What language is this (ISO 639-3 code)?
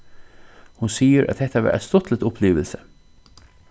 fao